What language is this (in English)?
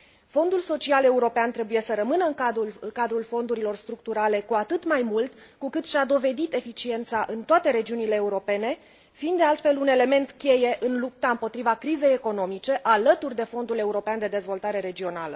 Romanian